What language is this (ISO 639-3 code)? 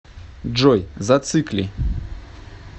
rus